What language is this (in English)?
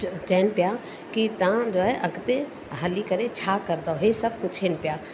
Sindhi